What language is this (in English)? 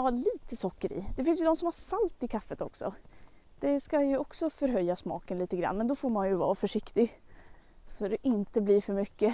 Swedish